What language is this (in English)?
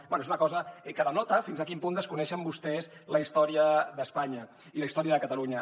Catalan